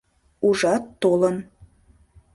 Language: Mari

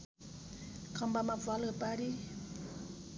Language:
Nepali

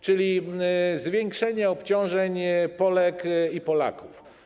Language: Polish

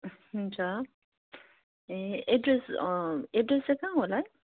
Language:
Nepali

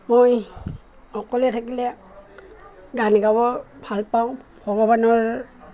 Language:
Assamese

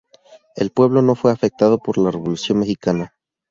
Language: Spanish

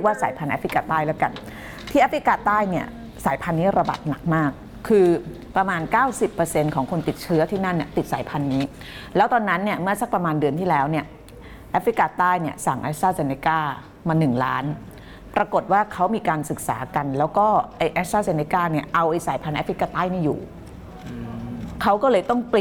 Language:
Thai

